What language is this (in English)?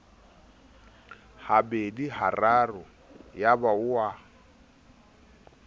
Southern Sotho